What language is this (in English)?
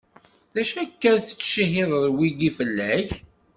Kabyle